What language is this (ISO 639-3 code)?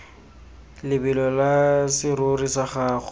tsn